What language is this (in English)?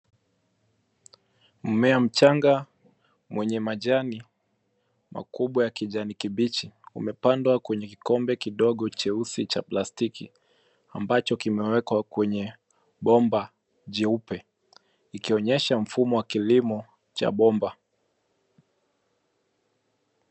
Swahili